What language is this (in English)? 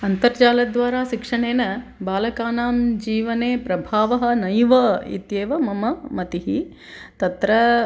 Sanskrit